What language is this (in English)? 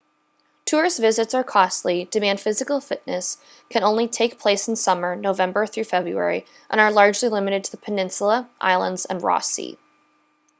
English